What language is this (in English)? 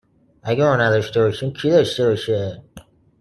Persian